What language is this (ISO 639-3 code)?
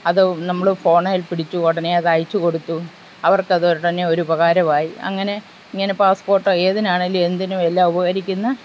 mal